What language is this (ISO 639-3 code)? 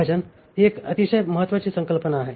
mar